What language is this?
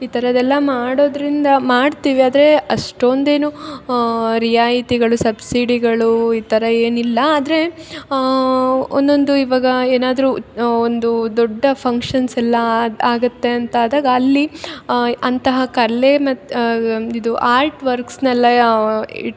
Kannada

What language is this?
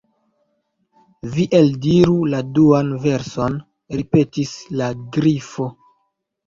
Esperanto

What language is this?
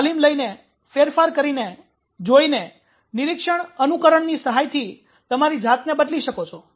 Gujarati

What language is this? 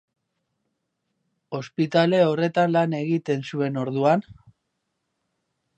Basque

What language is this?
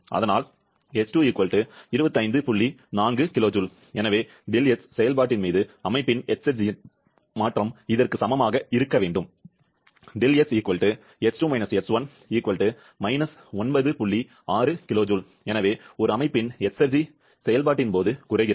Tamil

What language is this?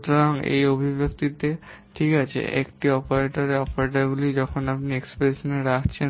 Bangla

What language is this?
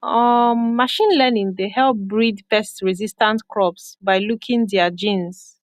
Nigerian Pidgin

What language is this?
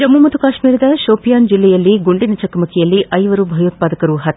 Kannada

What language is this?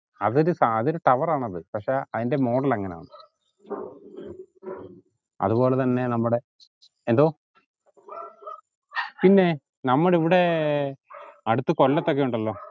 Malayalam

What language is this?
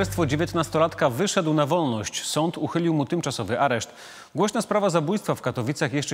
Polish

